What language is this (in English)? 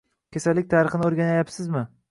Uzbek